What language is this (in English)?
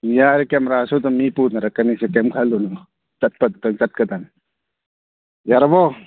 Manipuri